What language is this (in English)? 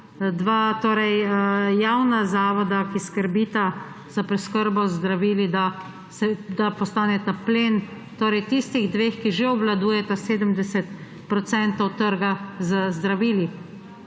Slovenian